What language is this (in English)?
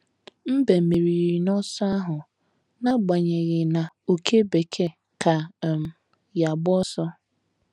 Igbo